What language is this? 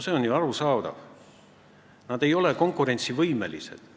Estonian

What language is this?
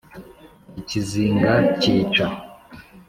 Kinyarwanda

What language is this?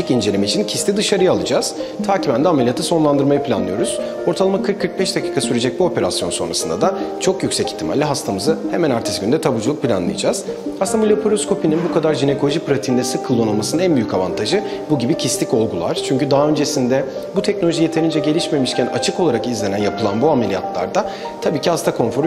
Turkish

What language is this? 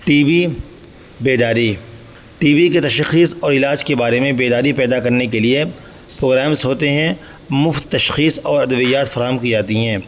Urdu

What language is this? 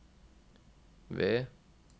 Norwegian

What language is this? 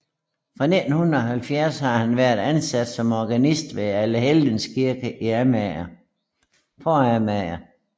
Danish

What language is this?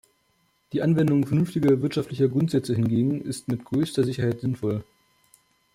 German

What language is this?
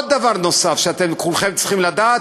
Hebrew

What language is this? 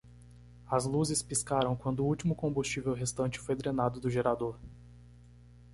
Portuguese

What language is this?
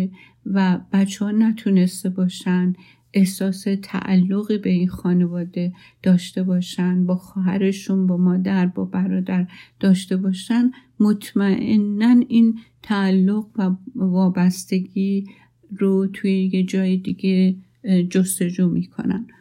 Persian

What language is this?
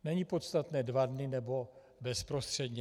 Czech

